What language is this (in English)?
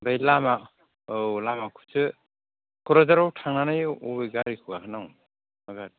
Bodo